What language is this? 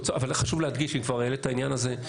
Hebrew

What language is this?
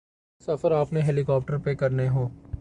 Urdu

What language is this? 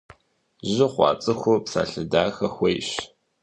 Kabardian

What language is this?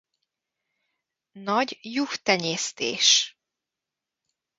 Hungarian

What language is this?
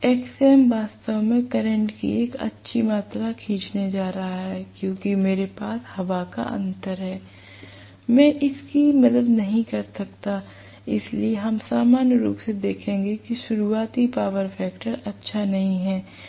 Hindi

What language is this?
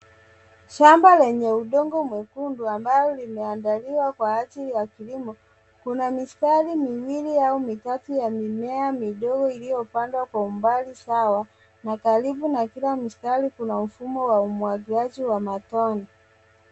Swahili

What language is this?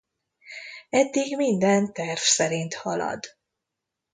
Hungarian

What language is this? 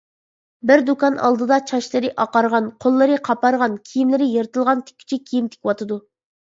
Uyghur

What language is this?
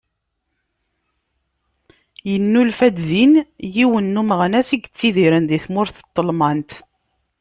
Kabyle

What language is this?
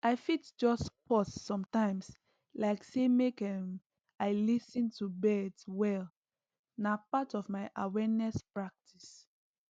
Nigerian Pidgin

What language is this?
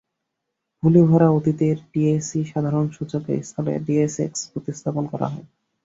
Bangla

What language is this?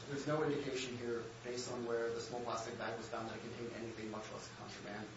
English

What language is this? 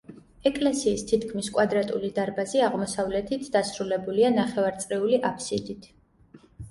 Georgian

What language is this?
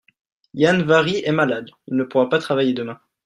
French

